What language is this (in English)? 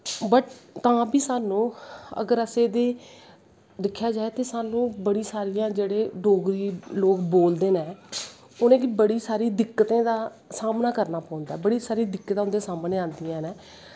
Dogri